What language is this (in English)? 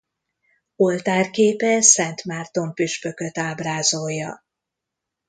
Hungarian